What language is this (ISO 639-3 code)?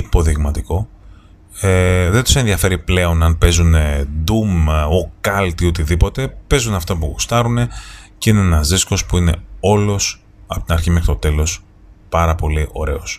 ell